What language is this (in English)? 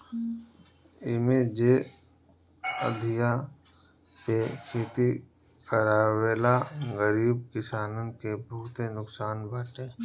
Bhojpuri